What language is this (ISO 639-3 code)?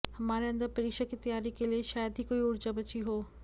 hin